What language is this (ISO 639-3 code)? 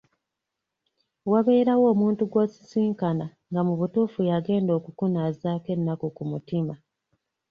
lug